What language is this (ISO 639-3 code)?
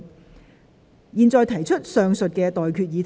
yue